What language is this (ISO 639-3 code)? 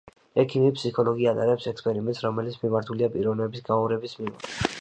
kat